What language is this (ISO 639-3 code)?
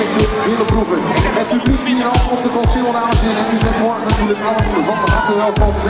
nld